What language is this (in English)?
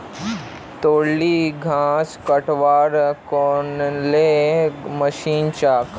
Magahi